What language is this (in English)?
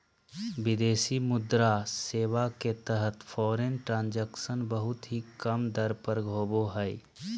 Magahi